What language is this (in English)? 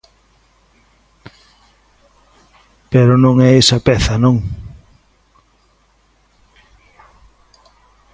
Galician